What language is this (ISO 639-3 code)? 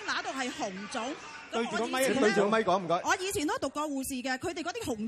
zho